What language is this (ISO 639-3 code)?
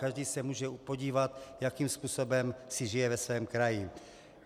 ces